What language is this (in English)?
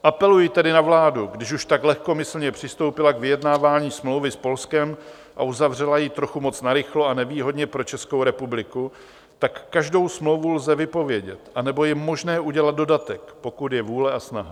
Czech